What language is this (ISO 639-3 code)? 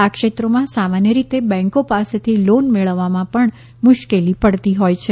guj